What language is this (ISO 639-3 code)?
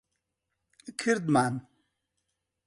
ckb